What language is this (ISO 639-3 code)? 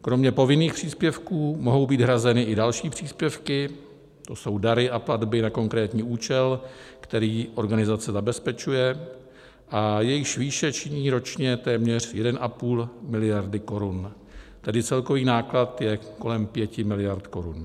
ces